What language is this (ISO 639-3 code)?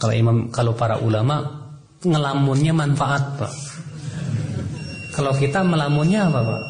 ind